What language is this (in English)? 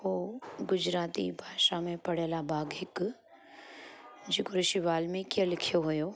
Sindhi